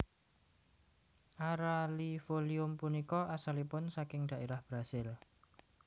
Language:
Javanese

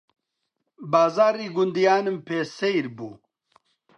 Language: Central Kurdish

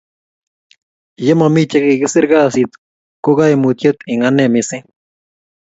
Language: Kalenjin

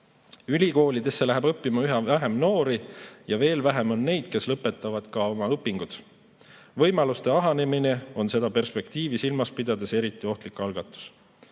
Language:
Estonian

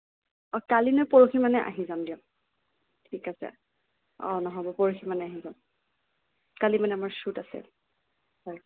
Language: Assamese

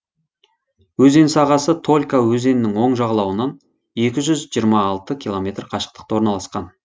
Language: Kazakh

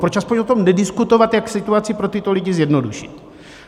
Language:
Czech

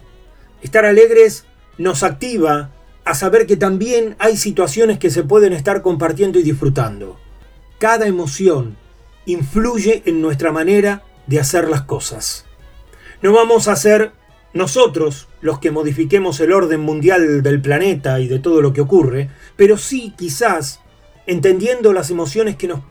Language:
Spanish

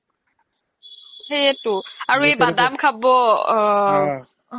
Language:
Assamese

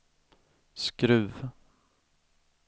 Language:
Swedish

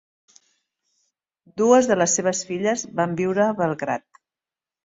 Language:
Catalan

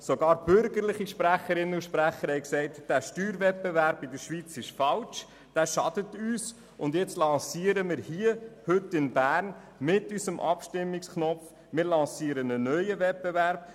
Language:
Swiss German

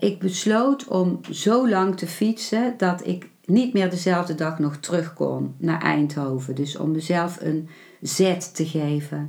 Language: Dutch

